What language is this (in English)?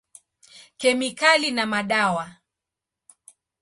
Swahili